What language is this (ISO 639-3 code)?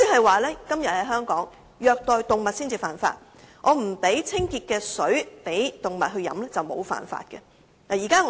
yue